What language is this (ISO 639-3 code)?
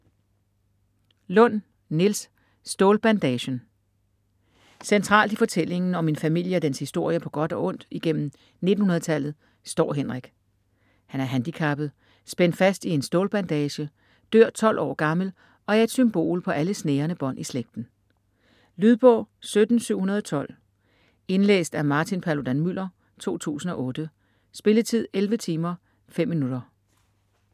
dan